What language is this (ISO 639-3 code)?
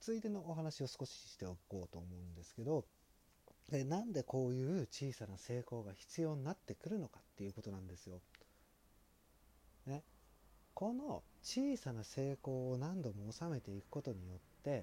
jpn